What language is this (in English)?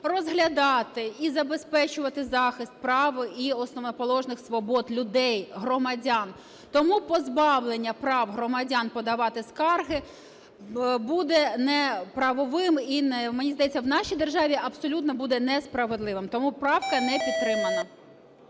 Ukrainian